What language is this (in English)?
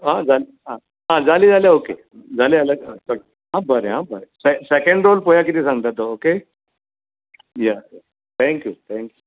Konkani